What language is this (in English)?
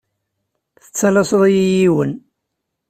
Kabyle